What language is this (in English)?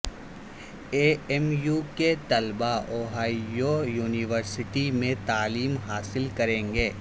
Urdu